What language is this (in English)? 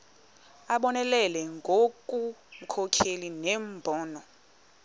Xhosa